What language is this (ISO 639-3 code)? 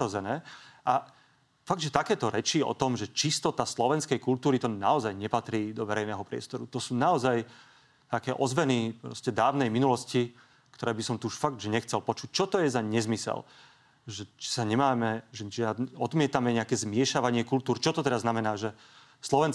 slk